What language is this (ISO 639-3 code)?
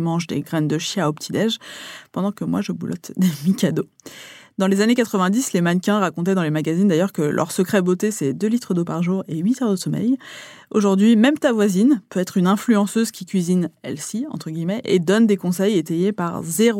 fra